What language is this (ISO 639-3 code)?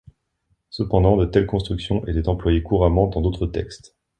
fra